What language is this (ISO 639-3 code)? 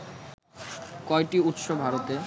ben